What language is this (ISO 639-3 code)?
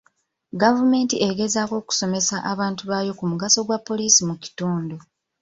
lug